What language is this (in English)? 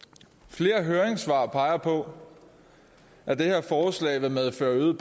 Danish